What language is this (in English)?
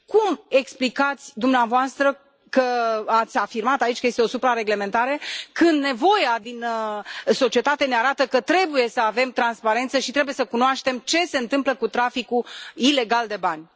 Romanian